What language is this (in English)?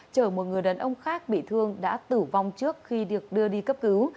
Vietnamese